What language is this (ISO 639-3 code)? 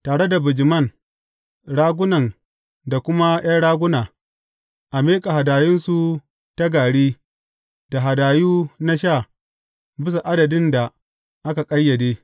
hau